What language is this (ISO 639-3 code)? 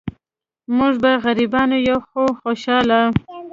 pus